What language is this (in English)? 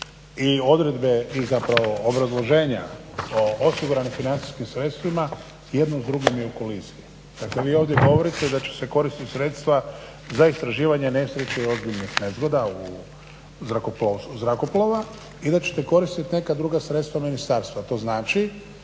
Croatian